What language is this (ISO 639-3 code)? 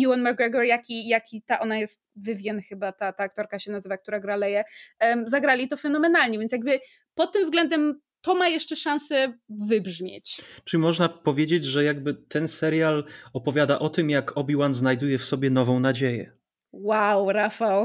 pol